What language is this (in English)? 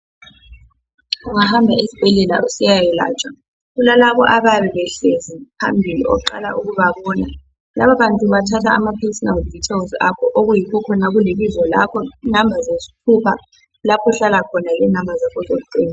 North Ndebele